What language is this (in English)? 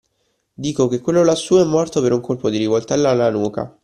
Italian